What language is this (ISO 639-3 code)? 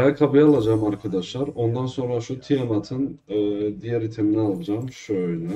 tur